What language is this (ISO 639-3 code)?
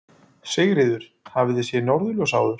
isl